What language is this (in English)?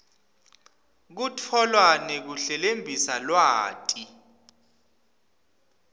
Swati